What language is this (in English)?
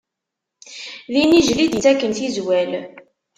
Kabyle